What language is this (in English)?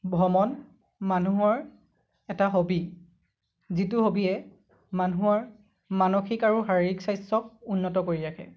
Assamese